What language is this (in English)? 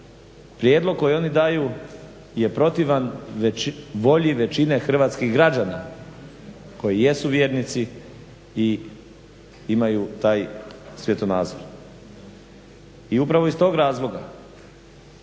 Croatian